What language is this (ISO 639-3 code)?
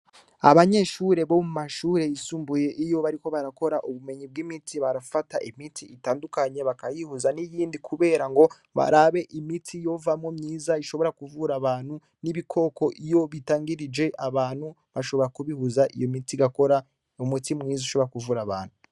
run